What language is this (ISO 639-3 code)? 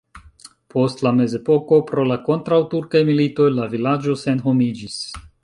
epo